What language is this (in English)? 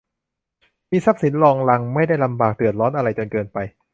Thai